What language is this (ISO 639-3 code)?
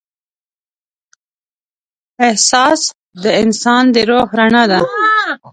pus